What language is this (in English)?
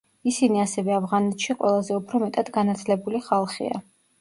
Georgian